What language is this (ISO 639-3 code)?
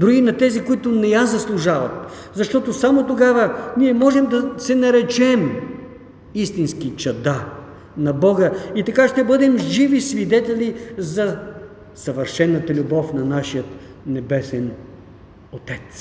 bul